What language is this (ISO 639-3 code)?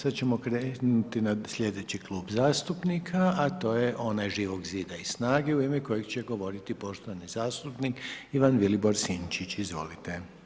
hrv